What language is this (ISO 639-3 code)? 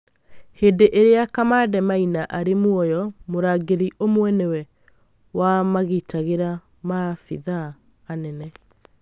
kik